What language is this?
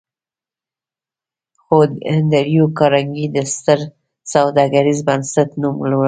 Pashto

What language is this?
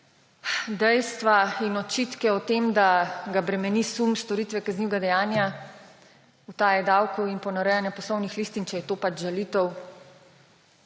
Slovenian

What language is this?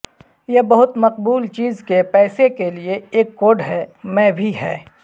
Urdu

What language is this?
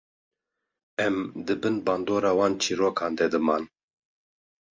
Kurdish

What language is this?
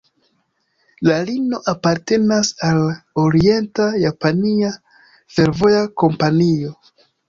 Esperanto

